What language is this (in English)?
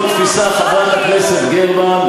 Hebrew